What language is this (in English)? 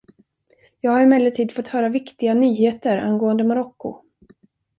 Swedish